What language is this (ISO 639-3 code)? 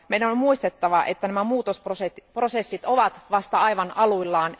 fin